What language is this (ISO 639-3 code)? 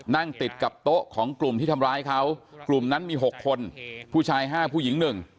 tha